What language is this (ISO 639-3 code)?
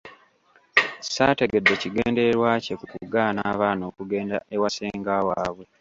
lug